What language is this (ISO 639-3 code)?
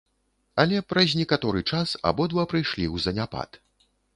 bel